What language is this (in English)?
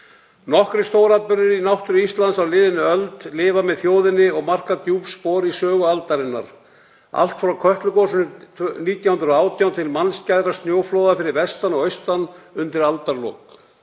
Icelandic